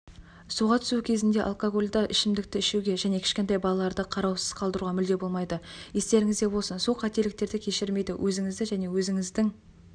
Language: Kazakh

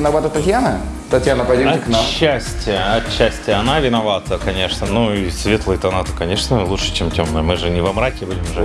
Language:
Russian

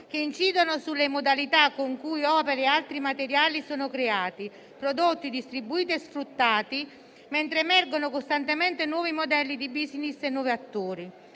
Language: Italian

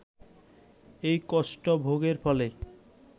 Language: Bangla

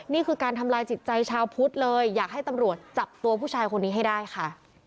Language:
Thai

